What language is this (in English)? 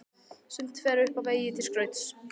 Icelandic